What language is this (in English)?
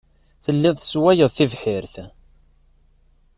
Kabyle